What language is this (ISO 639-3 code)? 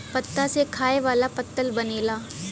bho